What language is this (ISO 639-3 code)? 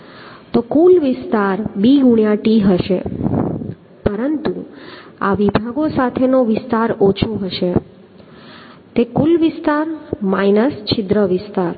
guj